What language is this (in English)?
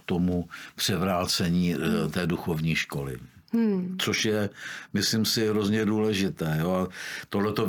Czech